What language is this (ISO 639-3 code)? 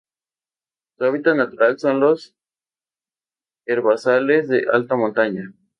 spa